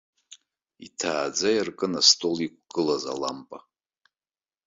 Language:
Abkhazian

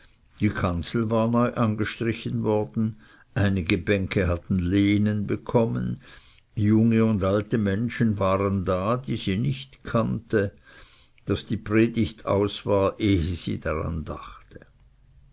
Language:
German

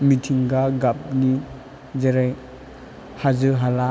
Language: Bodo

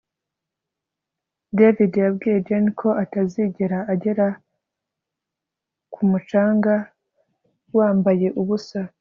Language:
Kinyarwanda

